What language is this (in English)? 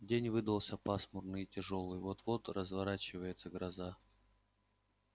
Russian